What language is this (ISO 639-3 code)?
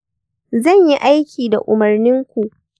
hau